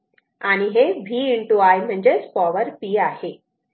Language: Marathi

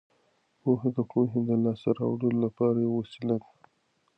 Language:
Pashto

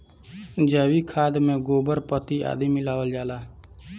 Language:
Bhojpuri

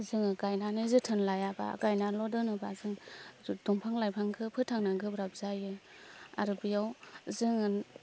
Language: Bodo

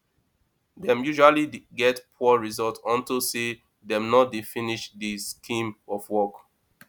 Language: Nigerian Pidgin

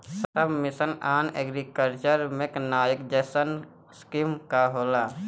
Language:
Bhojpuri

